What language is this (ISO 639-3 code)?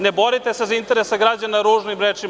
srp